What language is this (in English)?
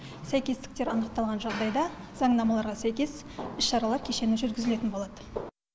Kazakh